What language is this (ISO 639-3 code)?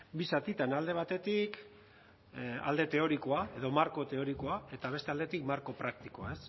eus